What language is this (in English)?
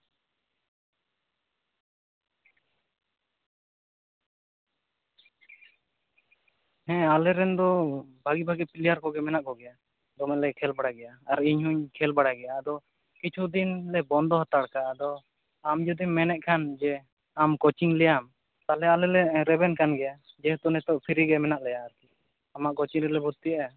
Santali